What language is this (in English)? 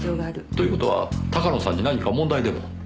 Japanese